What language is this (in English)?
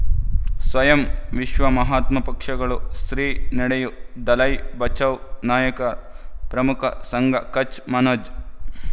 Kannada